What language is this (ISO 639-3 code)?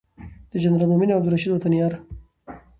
pus